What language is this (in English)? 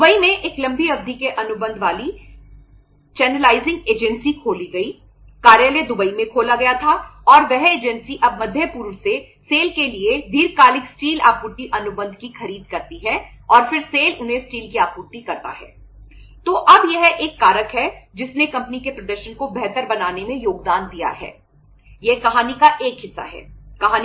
Hindi